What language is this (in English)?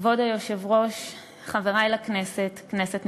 Hebrew